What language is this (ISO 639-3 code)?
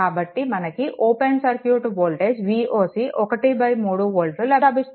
tel